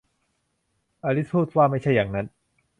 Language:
Thai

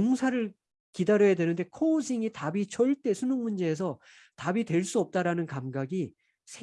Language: Korean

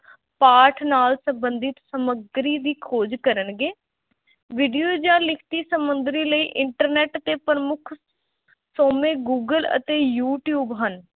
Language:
Punjabi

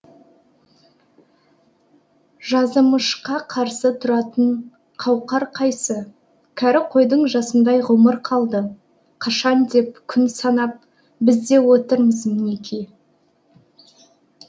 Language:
Kazakh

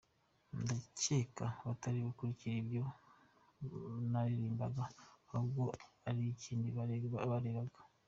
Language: Kinyarwanda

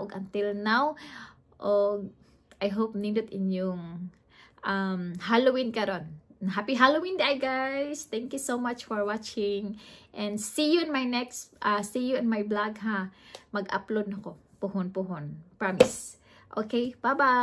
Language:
Filipino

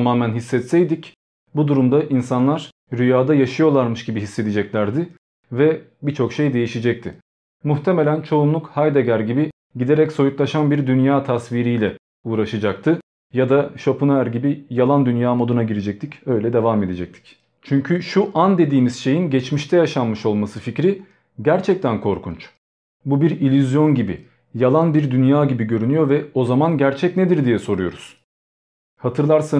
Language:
Turkish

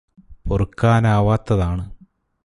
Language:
Malayalam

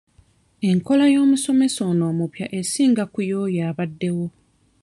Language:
Ganda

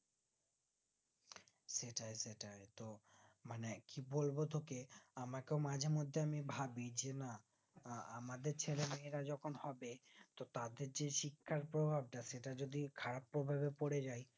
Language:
Bangla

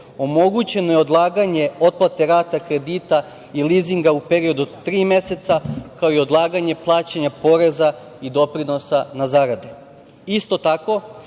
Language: Serbian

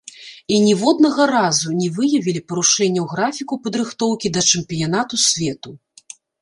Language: Belarusian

